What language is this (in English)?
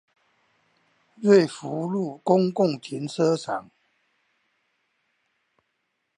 Chinese